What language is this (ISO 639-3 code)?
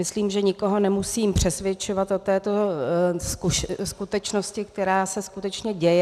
ces